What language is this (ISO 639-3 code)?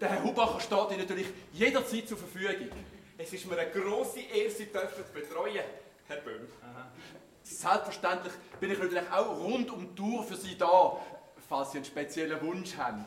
deu